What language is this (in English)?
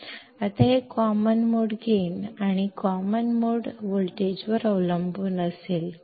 Kannada